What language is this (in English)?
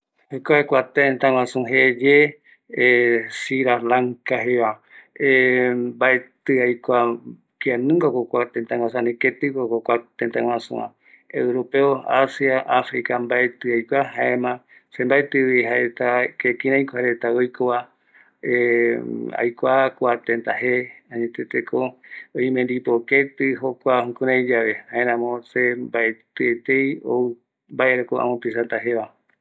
Eastern Bolivian Guaraní